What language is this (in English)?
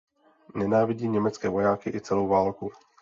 Czech